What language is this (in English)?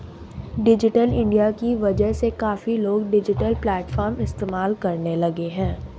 Hindi